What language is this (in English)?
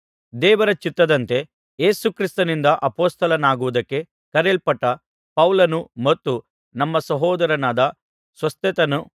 Kannada